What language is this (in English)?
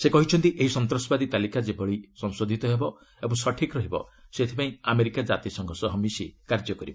Odia